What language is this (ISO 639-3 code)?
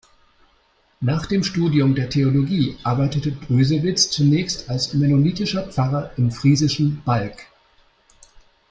deu